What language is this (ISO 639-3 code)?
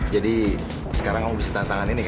ind